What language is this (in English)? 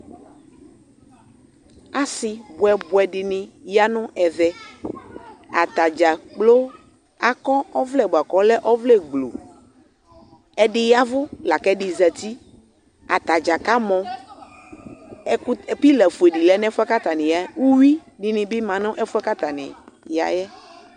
Ikposo